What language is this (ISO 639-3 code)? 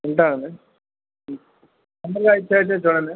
tel